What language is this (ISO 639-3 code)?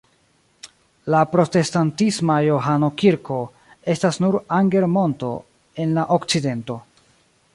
epo